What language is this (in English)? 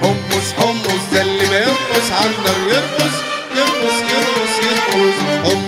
Arabic